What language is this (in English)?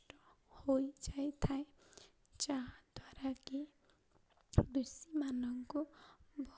Odia